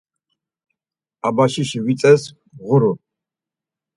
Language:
Laz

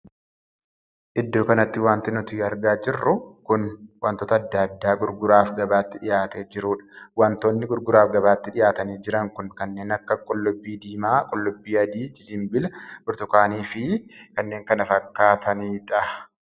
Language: Oromo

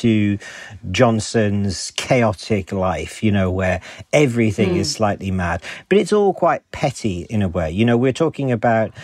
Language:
English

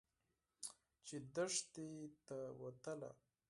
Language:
Pashto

